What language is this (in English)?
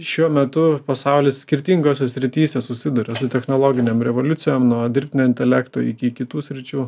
Lithuanian